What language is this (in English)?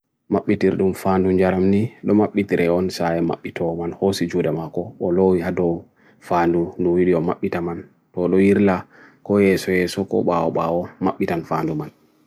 Bagirmi Fulfulde